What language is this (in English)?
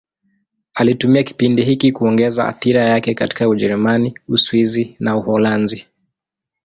Swahili